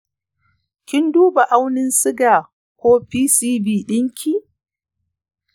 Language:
Hausa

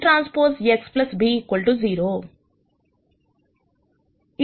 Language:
Telugu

